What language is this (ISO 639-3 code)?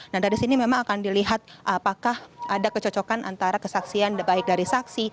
ind